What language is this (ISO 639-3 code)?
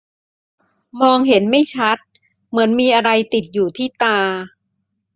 tha